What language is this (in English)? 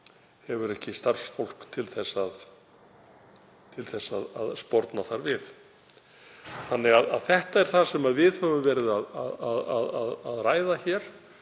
Icelandic